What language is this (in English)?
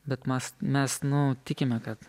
Lithuanian